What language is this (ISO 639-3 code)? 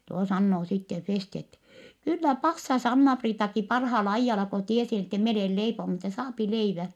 fin